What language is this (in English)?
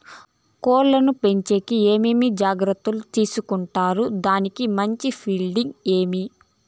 Telugu